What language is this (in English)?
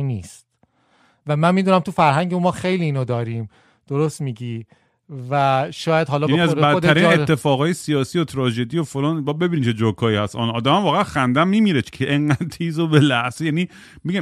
Persian